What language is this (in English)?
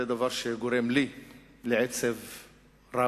Hebrew